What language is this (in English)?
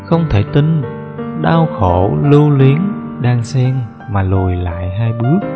Vietnamese